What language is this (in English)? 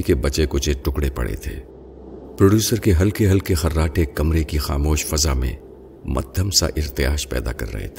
Urdu